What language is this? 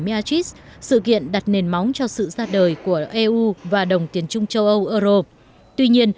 Vietnamese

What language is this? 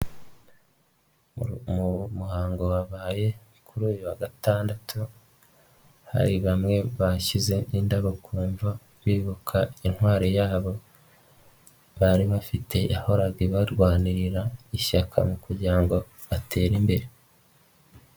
Kinyarwanda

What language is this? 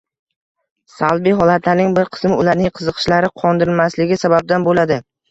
Uzbek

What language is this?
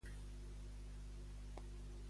Catalan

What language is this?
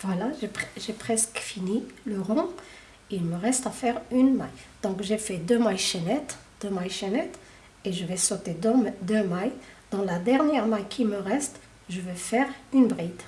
French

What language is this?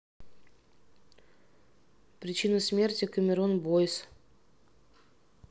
Russian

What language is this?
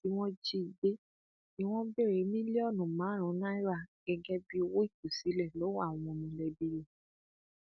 Yoruba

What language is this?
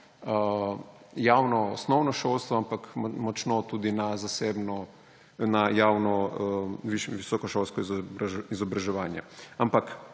Slovenian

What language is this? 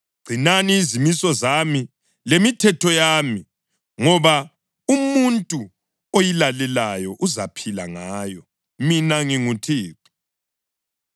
North Ndebele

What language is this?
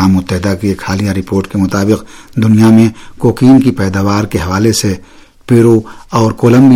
Urdu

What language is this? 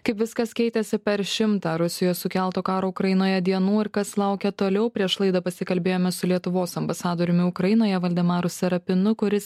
Lithuanian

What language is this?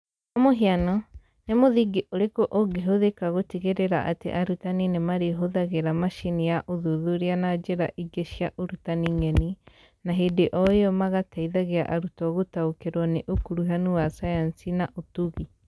Kikuyu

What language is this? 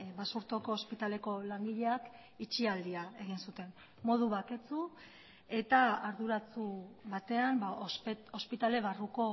Basque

